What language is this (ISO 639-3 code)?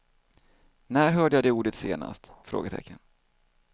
swe